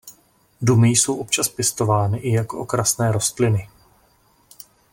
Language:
Czech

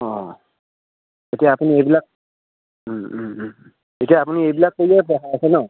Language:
Assamese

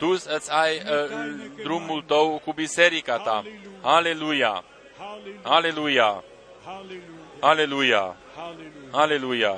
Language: Romanian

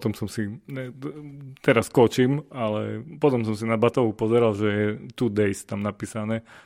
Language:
Slovak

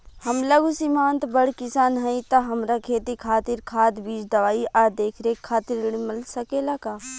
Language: Bhojpuri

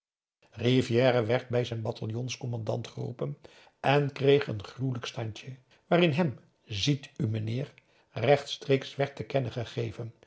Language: Dutch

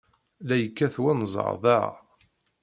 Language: Kabyle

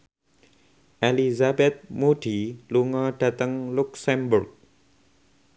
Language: Javanese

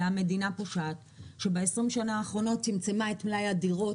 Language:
Hebrew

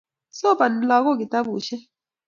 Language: Kalenjin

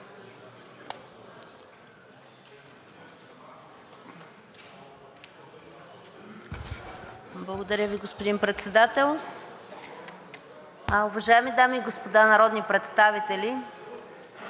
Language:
Bulgarian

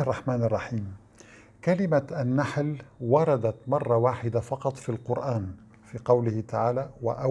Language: Arabic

